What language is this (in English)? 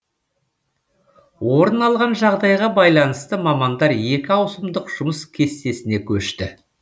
Kazakh